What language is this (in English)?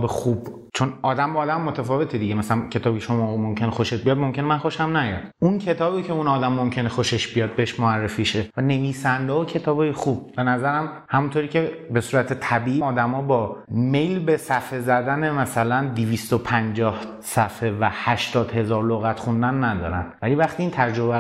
Persian